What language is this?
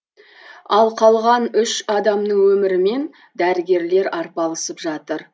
Kazakh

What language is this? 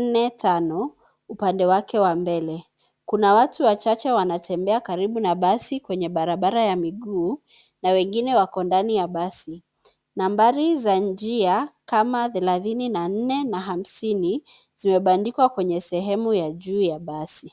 Swahili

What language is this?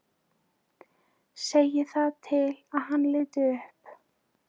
Icelandic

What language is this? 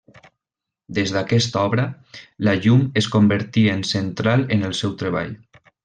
Catalan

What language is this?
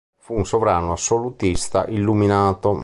Italian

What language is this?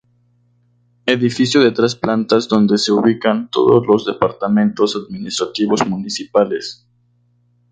Spanish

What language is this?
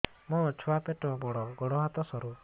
Odia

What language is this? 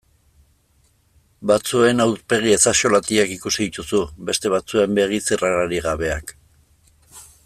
Basque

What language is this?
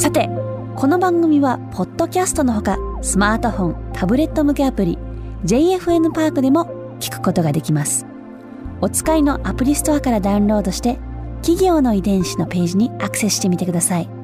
Japanese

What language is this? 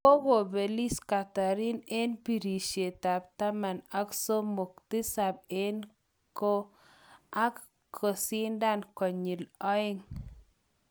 Kalenjin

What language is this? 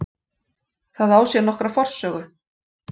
Icelandic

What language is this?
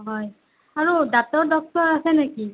Assamese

